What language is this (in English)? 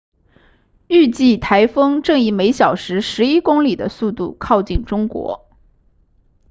Chinese